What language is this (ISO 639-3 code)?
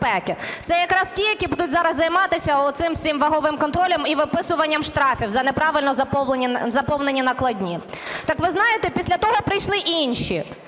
ukr